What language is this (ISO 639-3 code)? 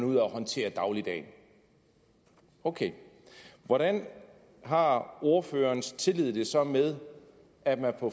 dan